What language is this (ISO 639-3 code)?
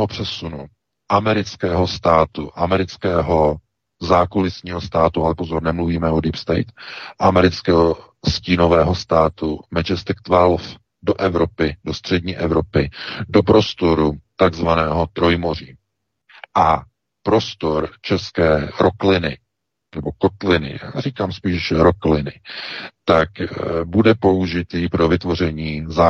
ces